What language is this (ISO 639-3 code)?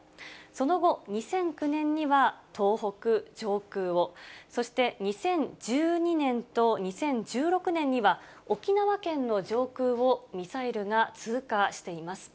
jpn